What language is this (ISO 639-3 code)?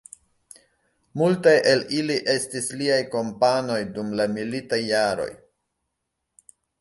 epo